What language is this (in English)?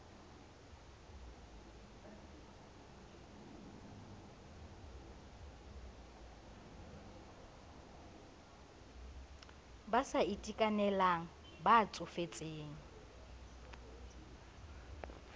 Southern Sotho